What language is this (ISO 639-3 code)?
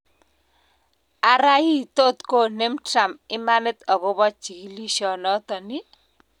kln